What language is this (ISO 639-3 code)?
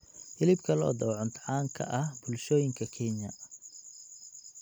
som